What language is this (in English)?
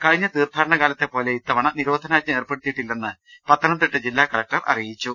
Malayalam